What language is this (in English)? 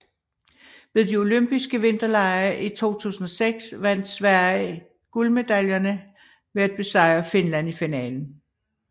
Danish